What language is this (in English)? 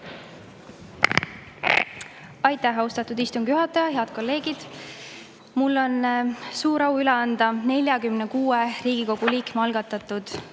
Estonian